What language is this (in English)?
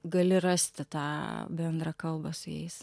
Lithuanian